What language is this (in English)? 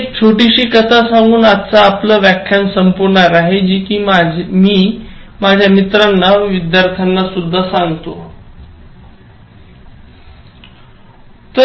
Marathi